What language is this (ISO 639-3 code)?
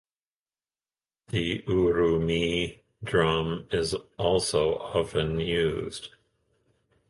eng